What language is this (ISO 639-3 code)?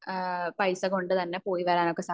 mal